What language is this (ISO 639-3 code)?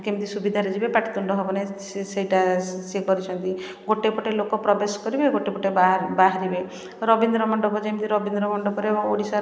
ori